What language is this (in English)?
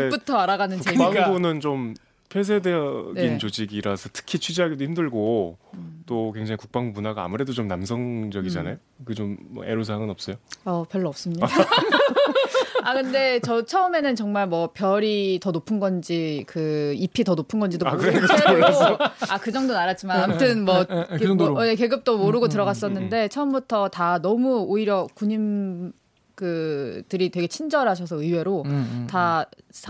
Korean